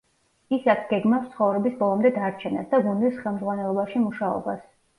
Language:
Georgian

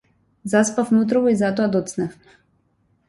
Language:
Macedonian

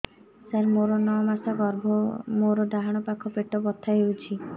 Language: Odia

